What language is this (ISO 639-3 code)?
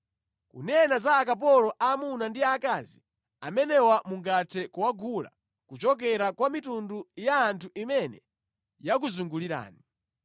nya